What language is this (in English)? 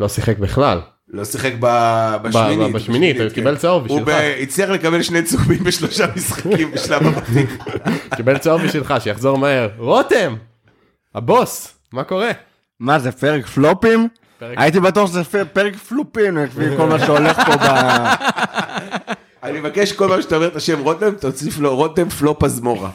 Hebrew